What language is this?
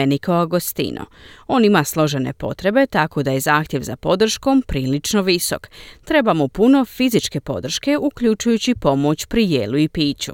Croatian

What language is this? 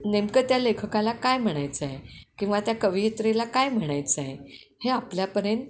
Marathi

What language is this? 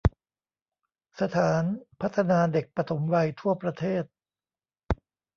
Thai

